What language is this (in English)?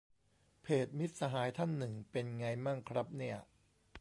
Thai